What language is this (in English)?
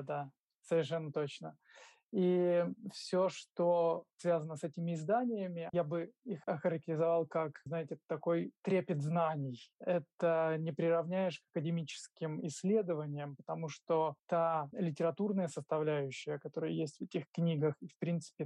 Russian